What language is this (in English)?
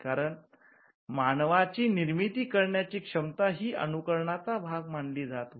Marathi